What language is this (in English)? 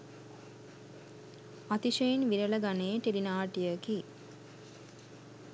Sinhala